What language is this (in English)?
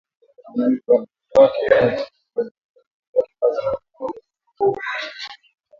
Swahili